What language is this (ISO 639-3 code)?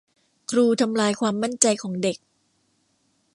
tha